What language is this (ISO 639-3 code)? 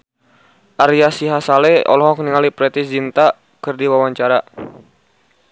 sun